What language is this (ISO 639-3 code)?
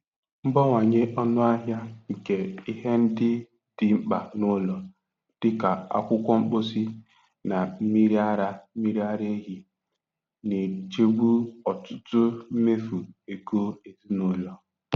ibo